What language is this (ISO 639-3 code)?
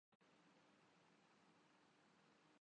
urd